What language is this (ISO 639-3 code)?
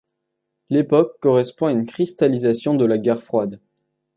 fra